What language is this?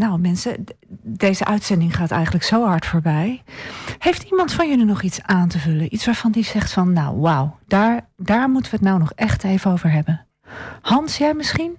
Dutch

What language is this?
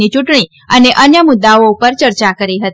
Gujarati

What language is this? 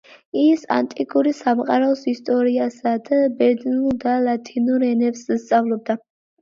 Georgian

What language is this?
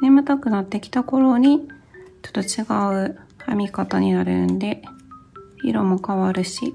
Japanese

